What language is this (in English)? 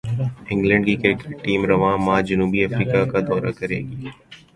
Urdu